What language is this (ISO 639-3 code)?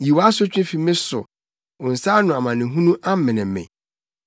aka